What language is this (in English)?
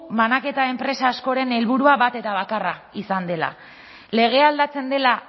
Basque